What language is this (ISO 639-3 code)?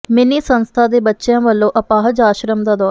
pan